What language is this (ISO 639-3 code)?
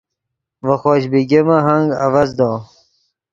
ydg